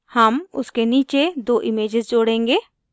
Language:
Hindi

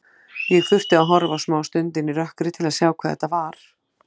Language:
Icelandic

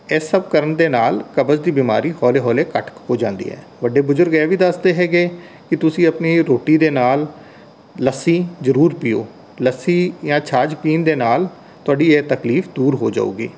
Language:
Punjabi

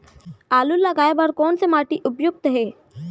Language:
Chhattisgarhi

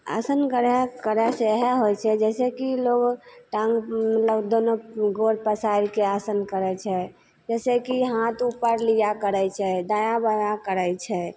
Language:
Maithili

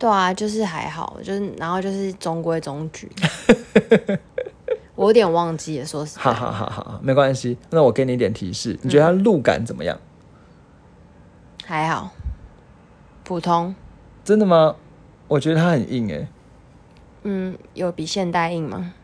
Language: Chinese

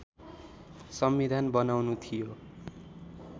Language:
Nepali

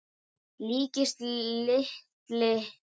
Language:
Icelandic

